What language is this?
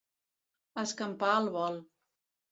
Catalan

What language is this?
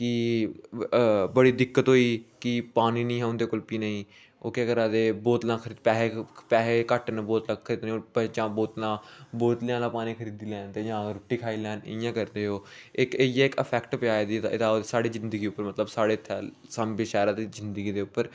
Dogri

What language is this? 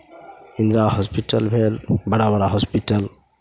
Maithili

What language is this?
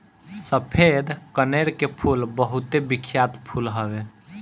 Bhojpuri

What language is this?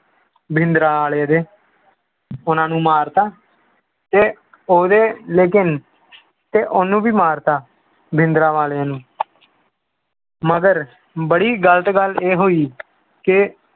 Punjabi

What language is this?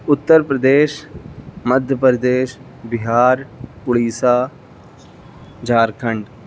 Urdu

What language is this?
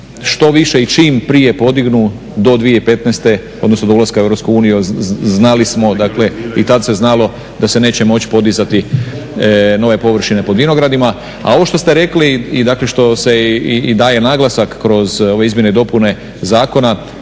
Croatian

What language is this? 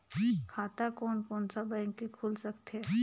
Chhattisgarhi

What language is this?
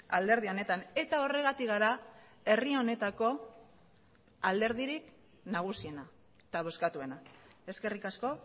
Basque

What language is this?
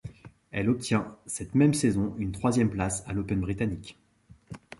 French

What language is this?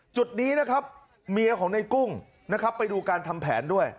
Thai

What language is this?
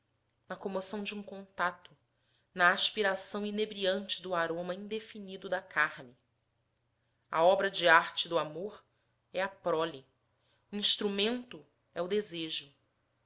Portuguese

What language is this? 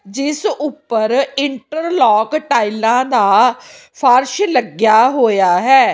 Punjabi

